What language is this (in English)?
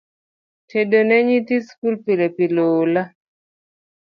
Luo (Kenya and Tanzania)